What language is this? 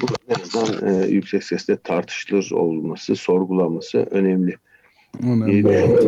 Turkish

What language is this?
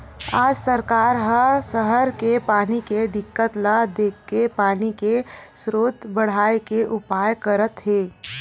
Chhattisgarhi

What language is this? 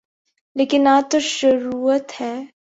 Urdu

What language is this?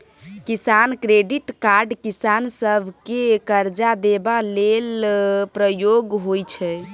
Maithili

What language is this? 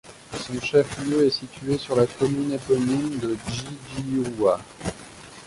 French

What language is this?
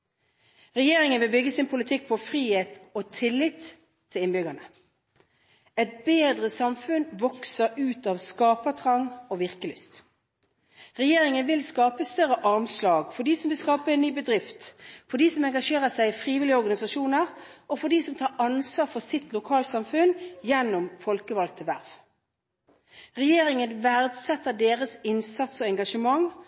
Norwegian Bokmål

